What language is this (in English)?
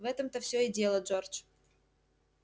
Russian